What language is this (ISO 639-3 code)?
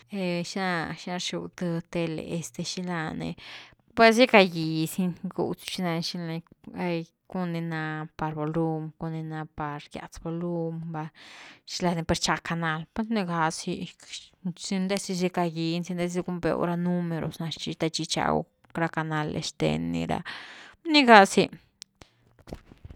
ztu